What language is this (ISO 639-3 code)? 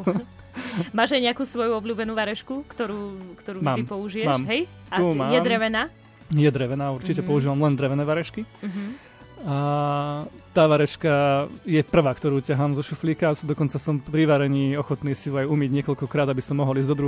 slk